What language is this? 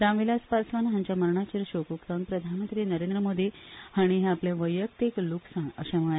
Konkani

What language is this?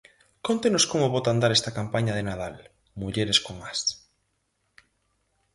Galician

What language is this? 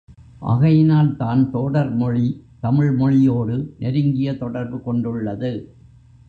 Tamil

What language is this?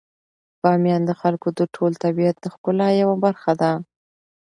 Pashto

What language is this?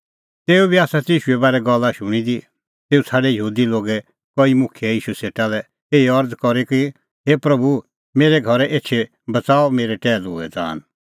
Kullu Pahari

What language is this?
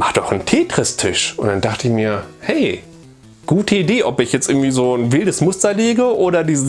German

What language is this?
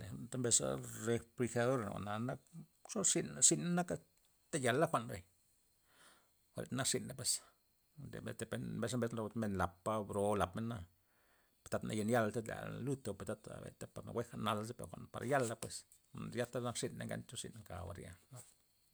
Loxicha Zapotec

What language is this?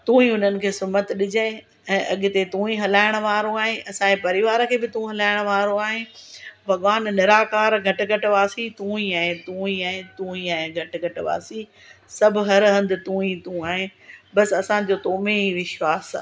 Sindhi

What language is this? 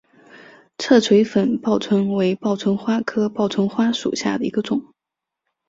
Chinese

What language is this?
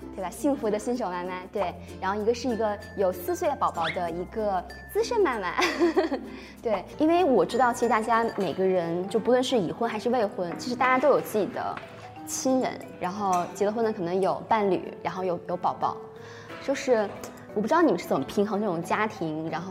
Chinese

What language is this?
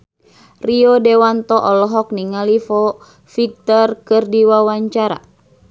Sundanese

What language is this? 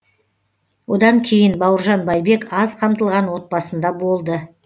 Kazakh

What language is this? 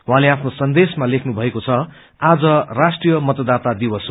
Nepali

